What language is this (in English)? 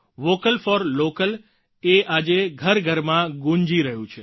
Gujarati